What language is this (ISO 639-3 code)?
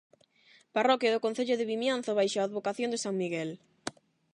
glg